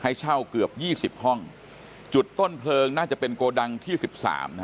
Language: Thai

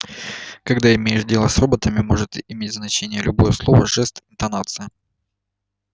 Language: Russian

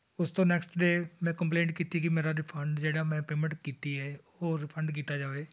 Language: Punjabi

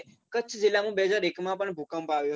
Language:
Gujarati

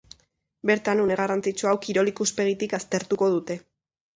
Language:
Basque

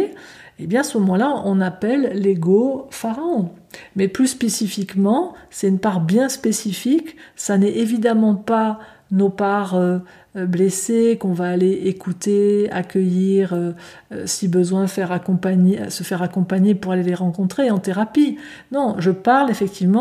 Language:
French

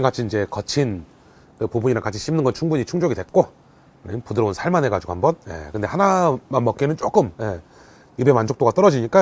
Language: Korean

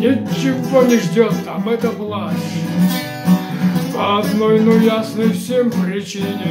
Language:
Russian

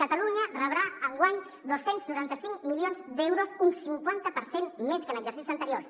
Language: Catalan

